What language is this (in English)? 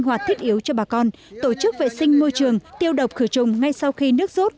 Vietnamese